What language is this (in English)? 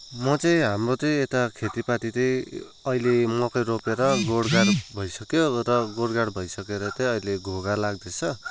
Nepali